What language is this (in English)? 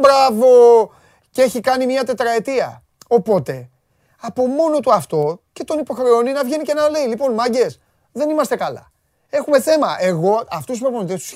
Greek